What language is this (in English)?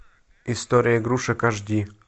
Russian